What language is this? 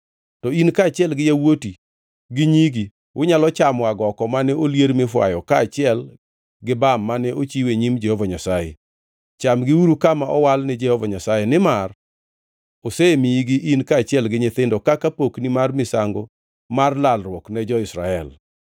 Luo (Kenya and Tanzania)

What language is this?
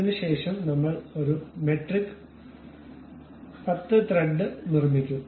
Malayalam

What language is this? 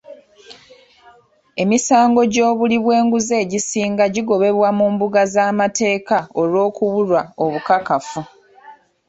Ganda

